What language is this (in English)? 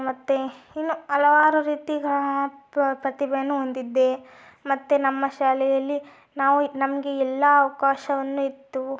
Kannada